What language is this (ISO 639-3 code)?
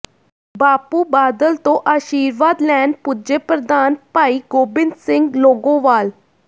pan